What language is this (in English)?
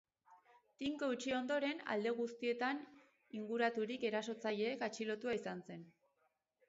Basque